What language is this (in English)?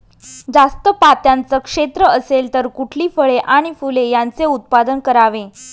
Marathi